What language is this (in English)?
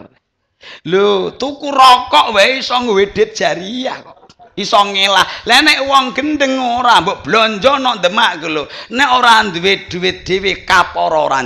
Indonesian